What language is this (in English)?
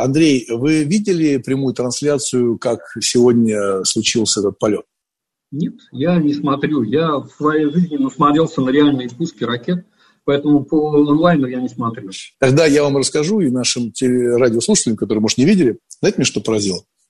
Russian